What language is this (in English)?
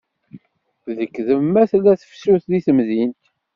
Kabyle